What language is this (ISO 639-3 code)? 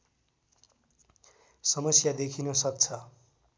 nep